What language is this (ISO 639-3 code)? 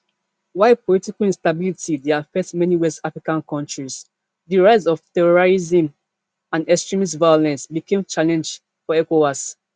pcm